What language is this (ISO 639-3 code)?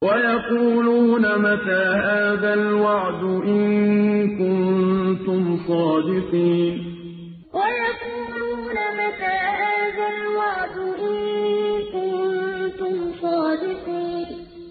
ara